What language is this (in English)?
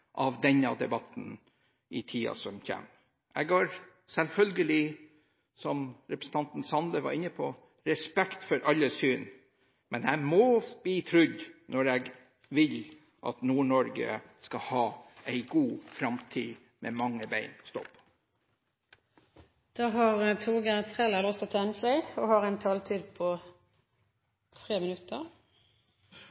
Norwegian Bokmål